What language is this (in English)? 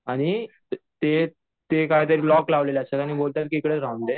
Marathi